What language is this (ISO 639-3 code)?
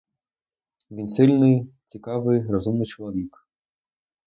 ukr